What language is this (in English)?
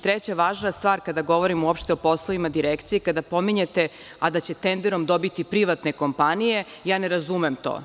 Serbian